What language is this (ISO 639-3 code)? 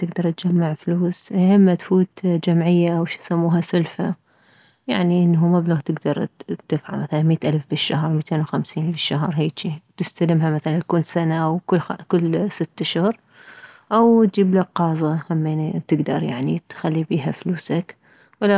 acm